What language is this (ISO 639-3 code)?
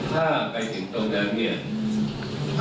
tha